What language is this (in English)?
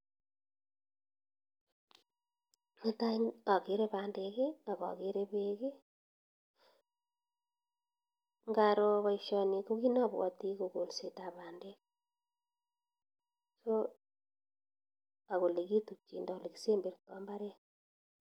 Kalenjin